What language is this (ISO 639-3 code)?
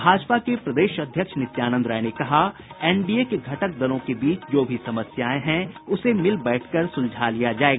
hin